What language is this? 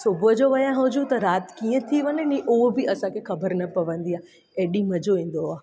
Sindhi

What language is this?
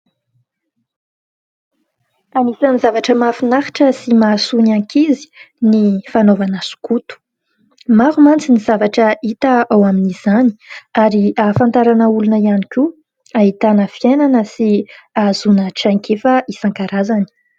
Malagasy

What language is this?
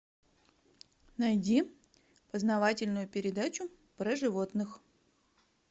Russian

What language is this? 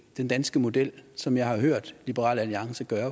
Danish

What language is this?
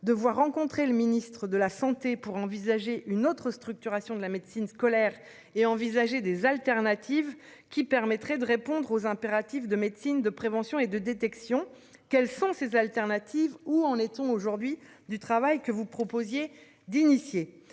French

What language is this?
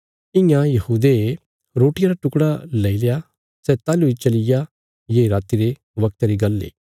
Bilaspuri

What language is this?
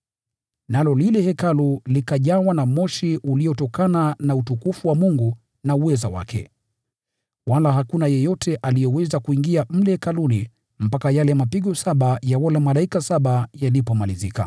Swahili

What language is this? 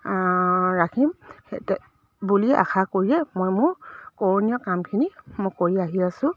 Assamese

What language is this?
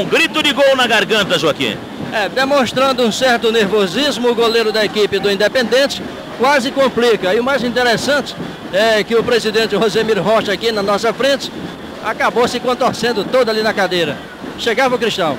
Portuguese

